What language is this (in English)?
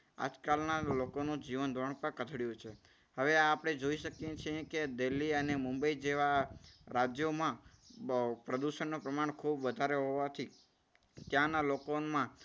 Gujarati